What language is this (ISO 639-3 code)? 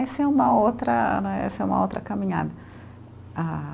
por